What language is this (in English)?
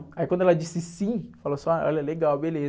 Portuguese